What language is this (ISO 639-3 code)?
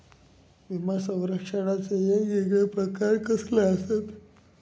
mar